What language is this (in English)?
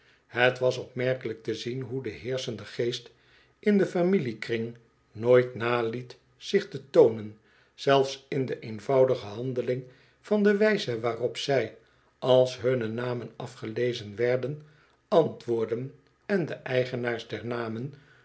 Dutch